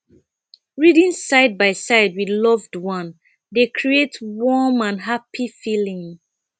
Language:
Nigerian Pidgin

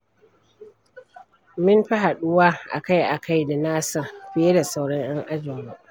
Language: Hausa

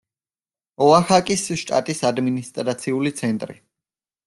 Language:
Georgian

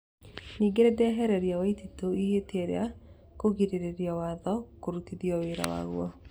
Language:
Kikuyu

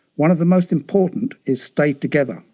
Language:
English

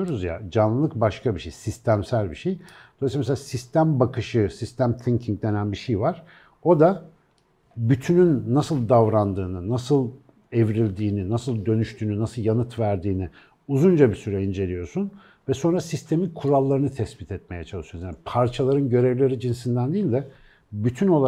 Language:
Turkish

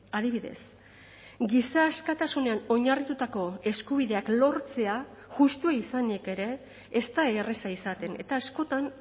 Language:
Basque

